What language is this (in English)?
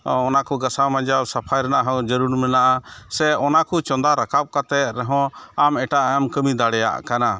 Santali